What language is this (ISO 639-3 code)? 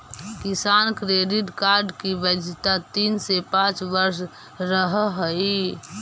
mag